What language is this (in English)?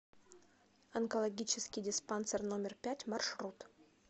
Russian